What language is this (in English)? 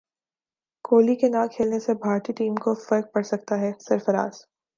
Urdu